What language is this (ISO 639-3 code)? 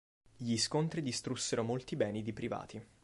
ita